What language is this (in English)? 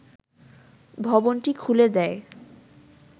Bangla